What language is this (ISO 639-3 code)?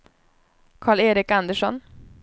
swe